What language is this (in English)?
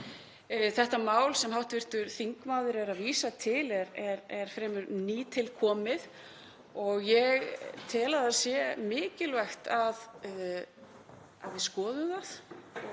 Icelandic